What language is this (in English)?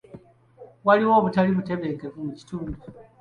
Ganda